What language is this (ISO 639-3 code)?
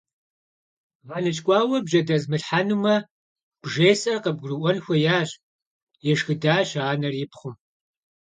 kbd